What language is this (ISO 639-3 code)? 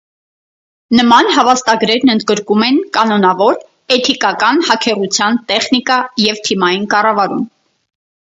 hye